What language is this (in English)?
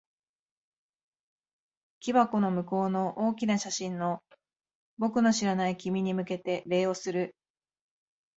Japanese